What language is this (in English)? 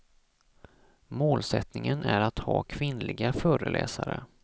Swedish